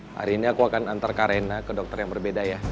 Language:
Indonesian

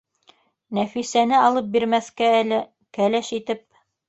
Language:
Bashkir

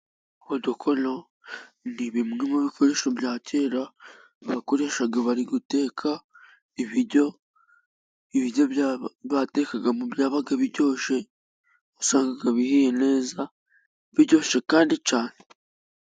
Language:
Kinyarwanda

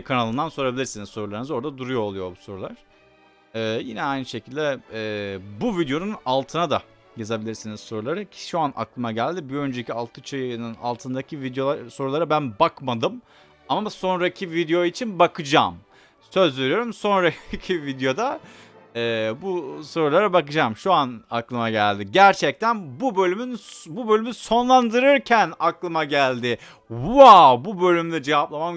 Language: Turkish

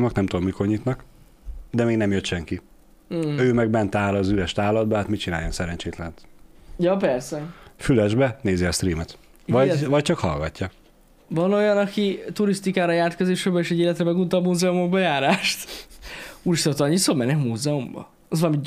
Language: Hungarian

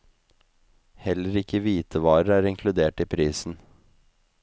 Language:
Norwegian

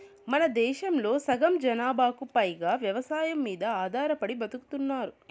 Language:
Telugu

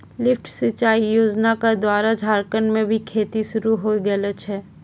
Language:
Maithili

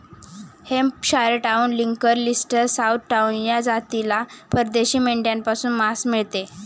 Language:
Marathi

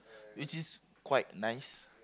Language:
English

